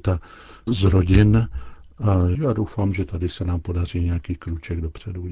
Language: Czech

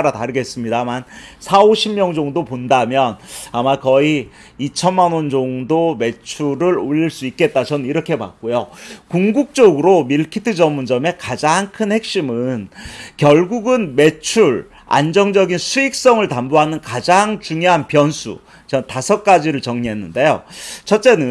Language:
Korean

